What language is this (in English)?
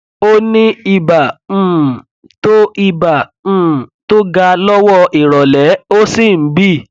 Yoruba